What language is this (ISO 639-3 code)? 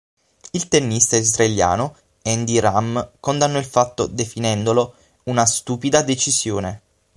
ita